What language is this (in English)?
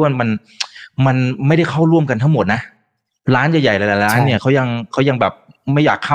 Thai